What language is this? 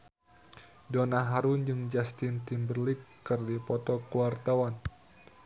Sundanese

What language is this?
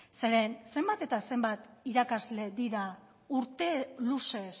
Basque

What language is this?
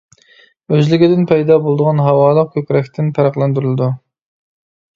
Uyghur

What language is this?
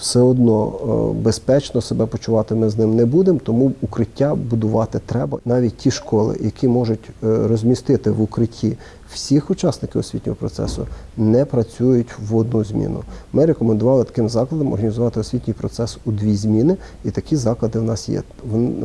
Ukrainian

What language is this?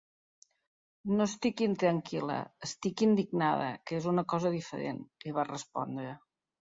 Catalan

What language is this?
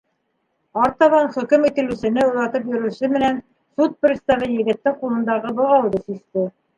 Bashkir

